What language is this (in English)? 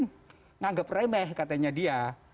Indonesian